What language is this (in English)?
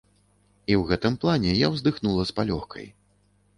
Belarusian